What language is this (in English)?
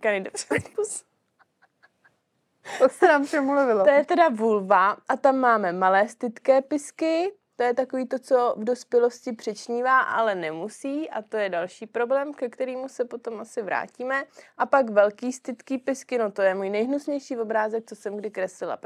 Czech